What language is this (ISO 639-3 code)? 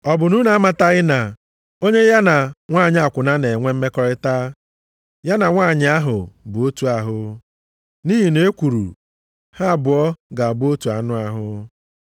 ibo